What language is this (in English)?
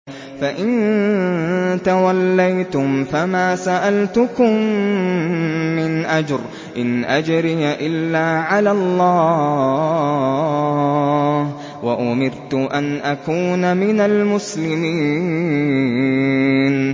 Arabic